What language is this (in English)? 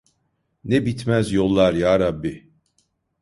Turkish